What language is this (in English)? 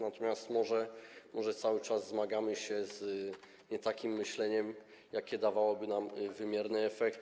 Polish